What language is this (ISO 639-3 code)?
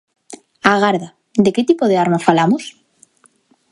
glg